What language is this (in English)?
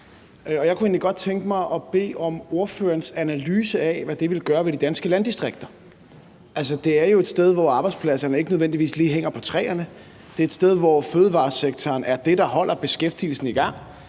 Danish